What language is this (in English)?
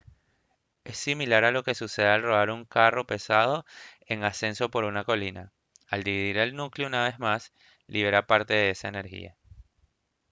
Spanish